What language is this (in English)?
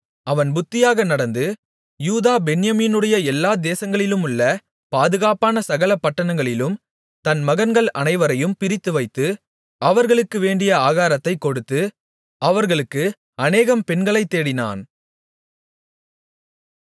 Tamil